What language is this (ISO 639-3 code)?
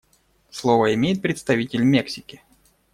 rus